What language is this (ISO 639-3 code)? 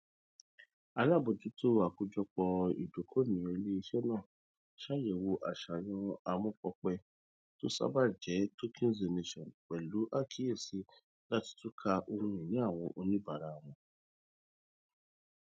yor